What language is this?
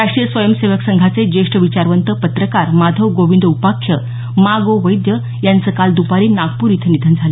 Marathi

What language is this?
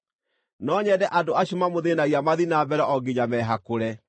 Kikuyu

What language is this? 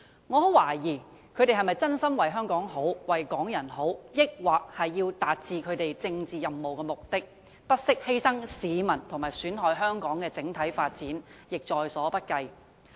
Cantonese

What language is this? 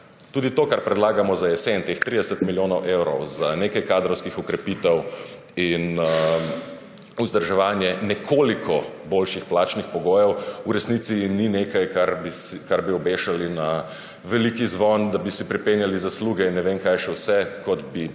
Slovenian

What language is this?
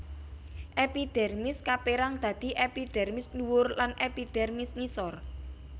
Javanese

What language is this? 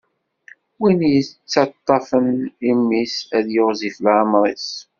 Kabyle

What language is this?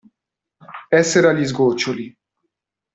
Italian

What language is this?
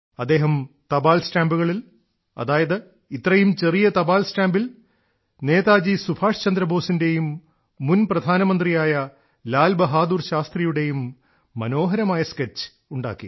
Malayalam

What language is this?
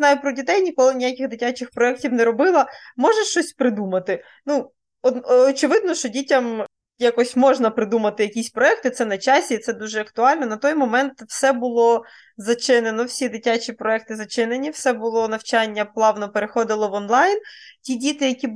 Ukrainian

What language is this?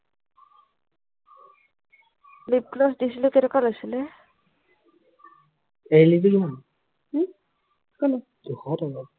Assamese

